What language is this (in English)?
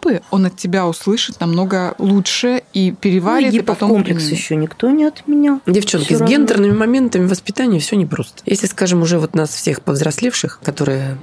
Russian